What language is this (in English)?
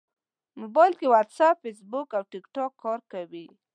Pashto